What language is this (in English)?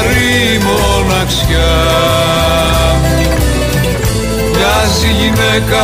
Greek